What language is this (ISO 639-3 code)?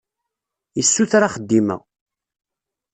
kab